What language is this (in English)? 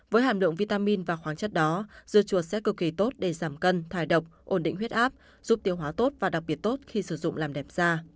Vietnamese